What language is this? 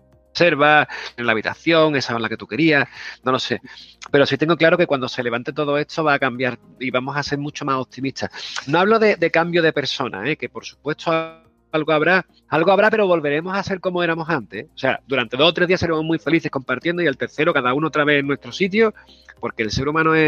Spanish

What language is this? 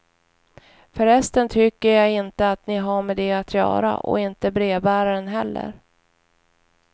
Swedish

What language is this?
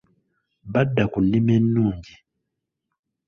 Ganda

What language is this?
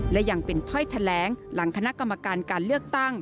Thai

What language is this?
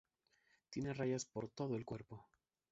Spanish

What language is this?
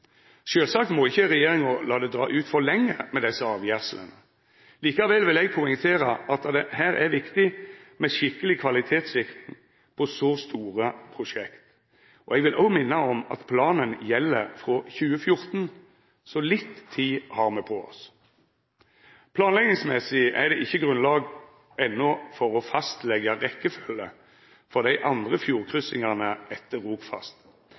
Norwegian Nynorsk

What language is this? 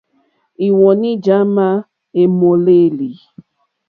Mokpwe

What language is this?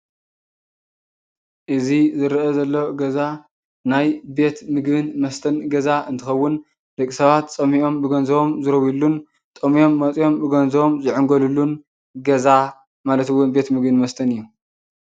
Tigrinya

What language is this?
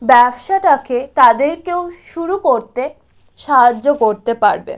Bangla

